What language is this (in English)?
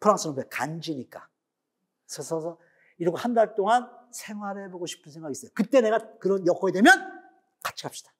Korean